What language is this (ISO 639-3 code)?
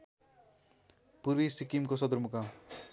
nep